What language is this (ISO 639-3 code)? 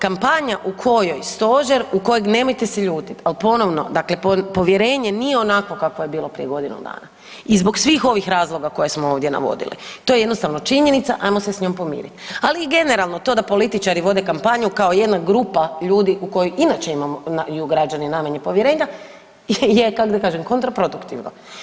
hrv